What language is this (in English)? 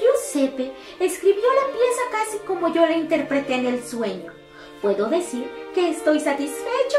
Spanish